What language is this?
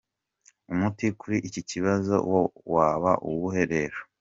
Kinyarwanda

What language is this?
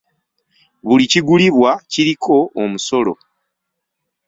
Ganda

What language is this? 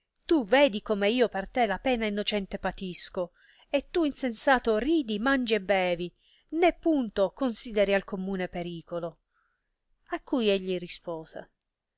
Italian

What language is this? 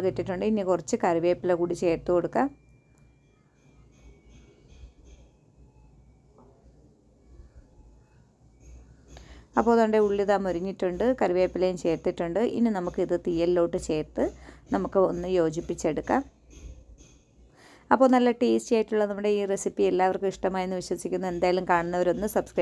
Romanian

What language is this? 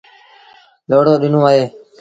Sindhi Bhil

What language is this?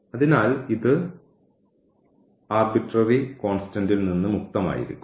Malayalam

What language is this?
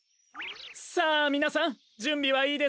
Japanese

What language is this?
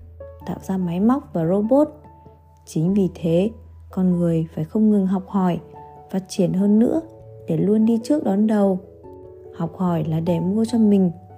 Vietnamese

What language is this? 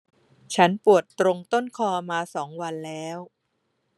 Thai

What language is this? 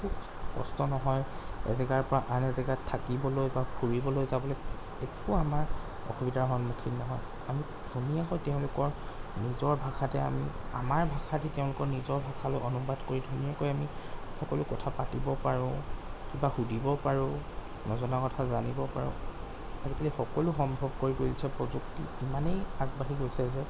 Assamese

